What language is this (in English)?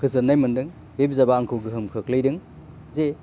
Bodo